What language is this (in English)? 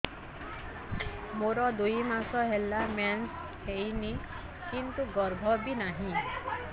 Odia